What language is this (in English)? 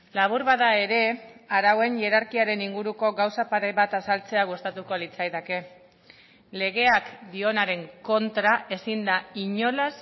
Basque